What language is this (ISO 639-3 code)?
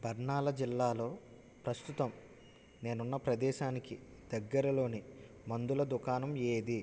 tel